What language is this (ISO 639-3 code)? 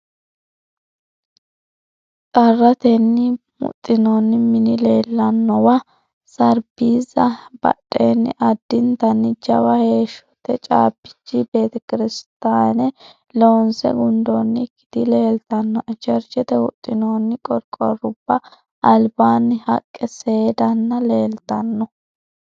sid